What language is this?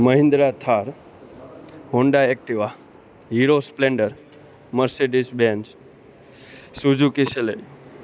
Gujarati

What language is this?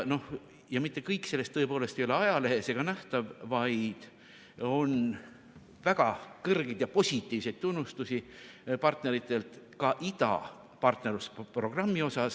Estonian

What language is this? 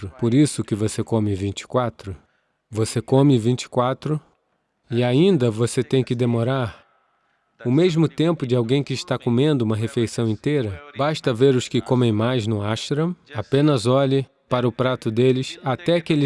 Portuguese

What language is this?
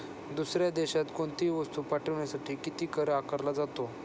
Marathi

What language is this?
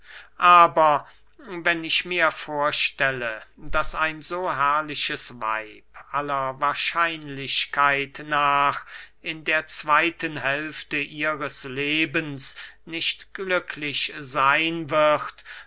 German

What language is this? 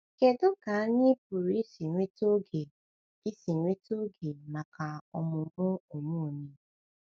Igbo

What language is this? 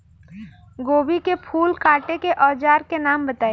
Bhojpuri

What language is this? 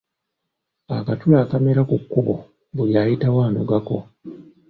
Ganda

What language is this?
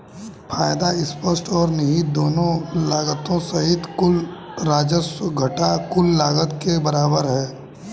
Hindi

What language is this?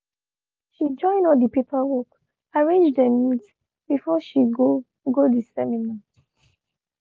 Nigerian Pidgin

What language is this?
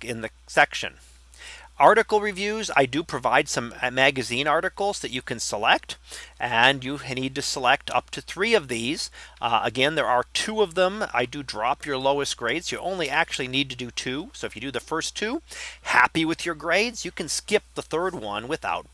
English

